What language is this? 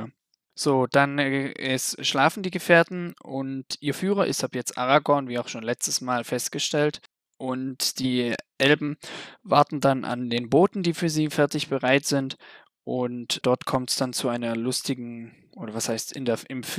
German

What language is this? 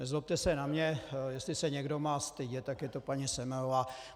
Czech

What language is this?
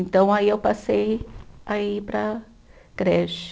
Portuguese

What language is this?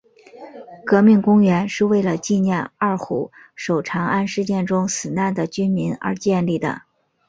Chinese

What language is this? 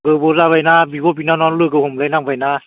Bodo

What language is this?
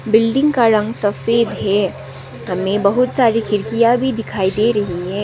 Hindi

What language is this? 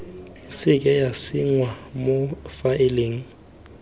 Tswana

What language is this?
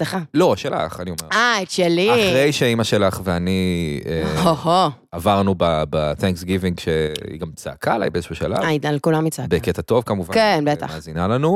Hebrew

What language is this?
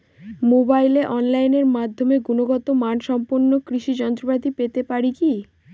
Bangla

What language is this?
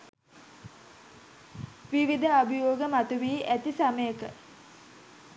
Sinhala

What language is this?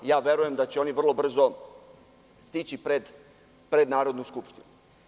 Serbian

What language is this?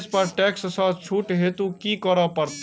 Maithili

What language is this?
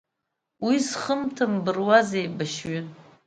Abkhazian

